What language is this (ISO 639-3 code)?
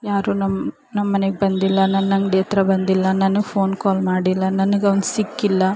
kan